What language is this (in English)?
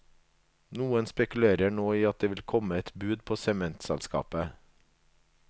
Norwegian